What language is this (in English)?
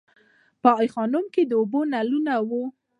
Pashto